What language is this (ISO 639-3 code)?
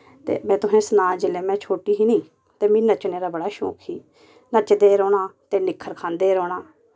doi